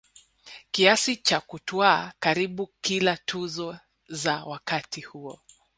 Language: Swahili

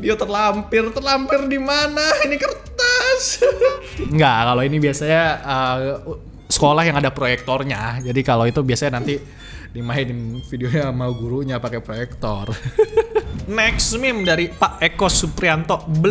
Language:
Indonesian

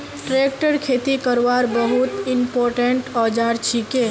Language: Magahi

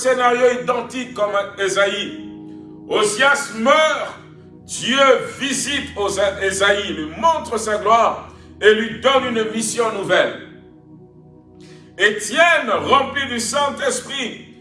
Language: French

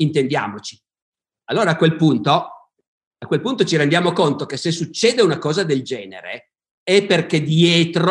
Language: Italian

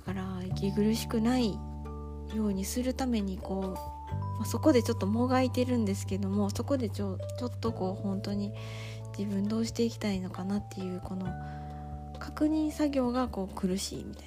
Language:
Japanese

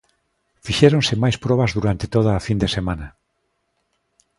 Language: Galician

